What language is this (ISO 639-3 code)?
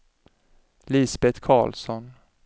swe